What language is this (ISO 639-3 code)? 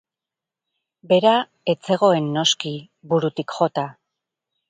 eus